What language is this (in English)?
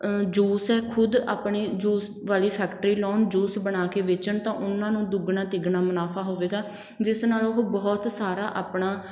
Punjabi